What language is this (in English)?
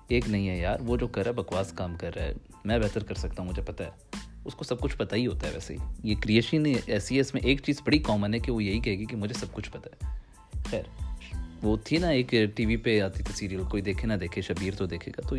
Urdu